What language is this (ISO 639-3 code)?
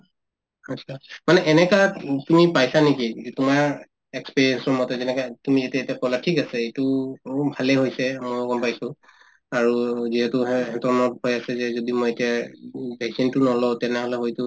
asm